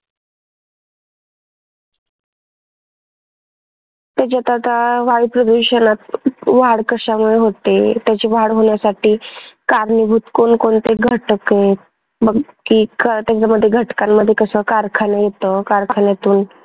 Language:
Marathi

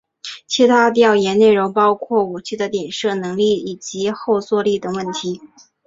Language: Chinese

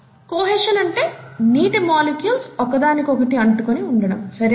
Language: Telugu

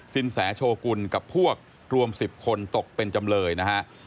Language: Thai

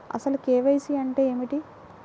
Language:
Telugu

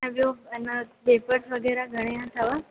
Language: Sindhi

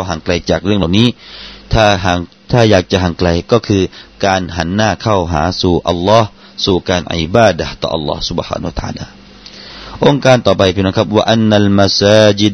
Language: Thai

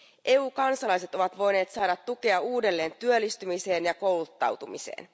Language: Finnish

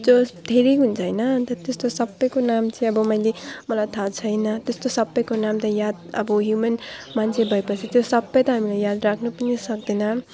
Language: Nepali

